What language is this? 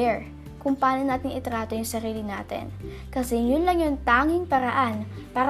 Filipino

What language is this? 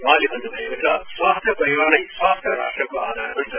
Nepali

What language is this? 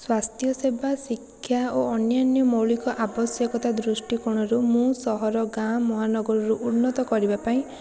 Odia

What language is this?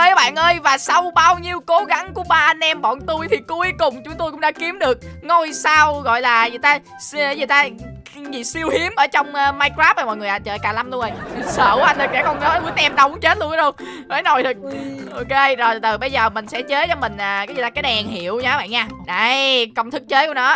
Vietnamese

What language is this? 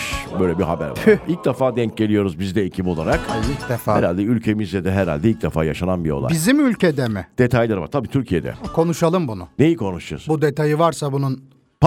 Turkish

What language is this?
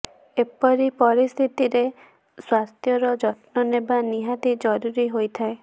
Odia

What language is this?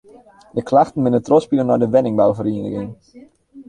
Western Frisian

